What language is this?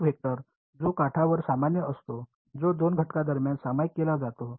Marathi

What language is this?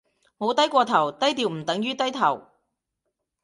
Cantonese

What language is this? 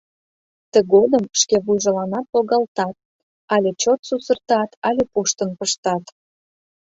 Mari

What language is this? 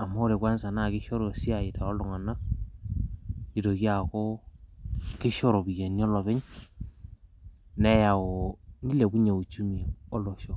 Masai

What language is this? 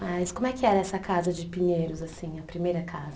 Portuguese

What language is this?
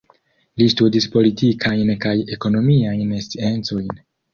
Esperanto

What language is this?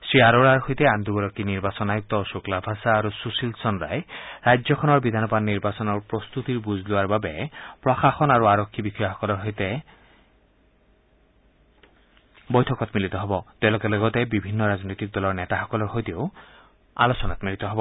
Assamese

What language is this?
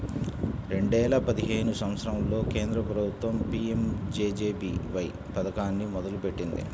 Telugu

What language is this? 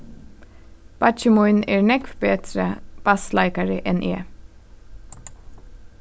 Faroese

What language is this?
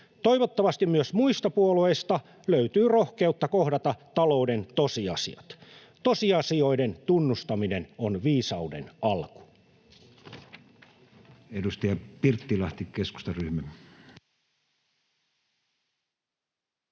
Finnish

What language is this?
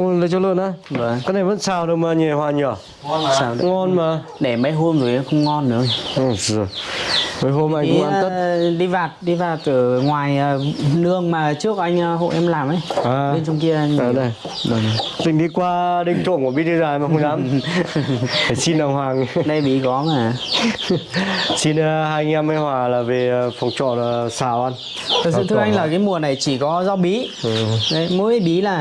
Vietnamese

